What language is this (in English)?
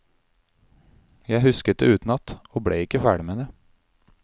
Norwegian